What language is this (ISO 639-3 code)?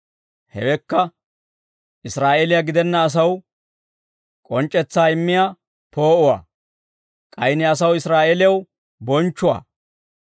dwr